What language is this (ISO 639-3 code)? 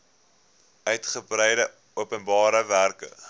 afr